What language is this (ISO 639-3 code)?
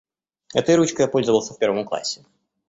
rus